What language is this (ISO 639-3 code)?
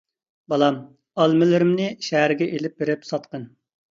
uig